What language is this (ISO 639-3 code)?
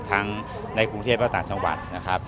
tha